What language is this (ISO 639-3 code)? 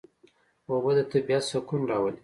pus